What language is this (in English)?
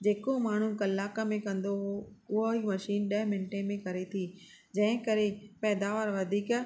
Sindhi